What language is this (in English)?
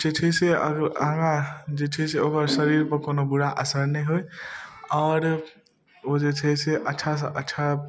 Maithili